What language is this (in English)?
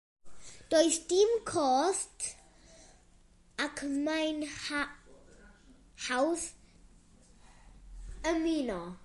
Welsh